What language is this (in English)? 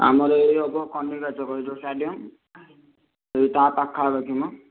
Odia